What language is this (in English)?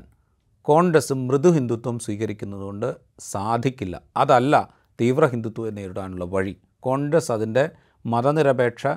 Malayalam